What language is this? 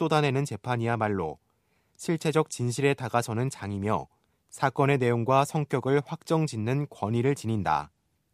Korean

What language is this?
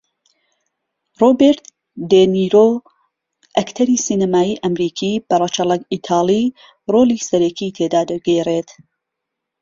Central Kurdish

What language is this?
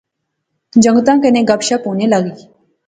Pahari-Potwari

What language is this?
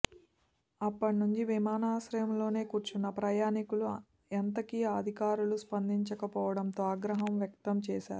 Telugu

